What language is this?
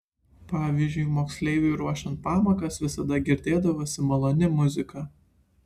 Lithuanian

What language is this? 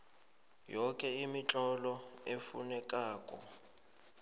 South Ndebele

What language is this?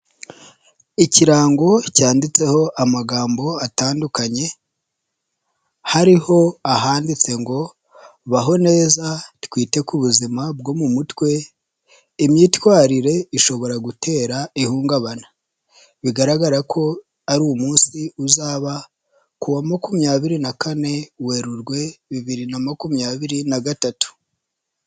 Kinyarwanda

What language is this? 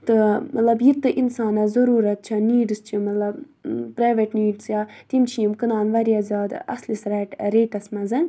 Kashmiri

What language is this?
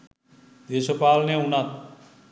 Sinhala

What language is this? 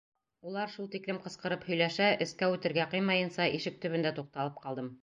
Bashkir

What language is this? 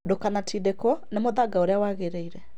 Kikuyu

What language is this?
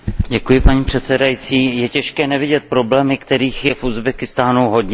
Czech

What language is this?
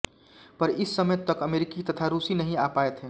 Hindi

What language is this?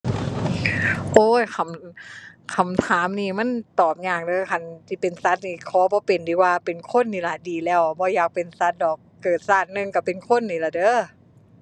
Thai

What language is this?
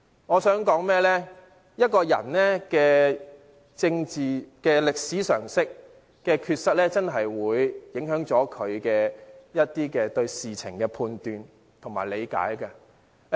Cantonese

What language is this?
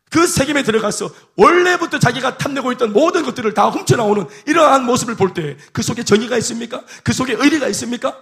Korean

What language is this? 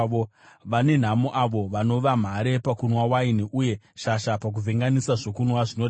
Shona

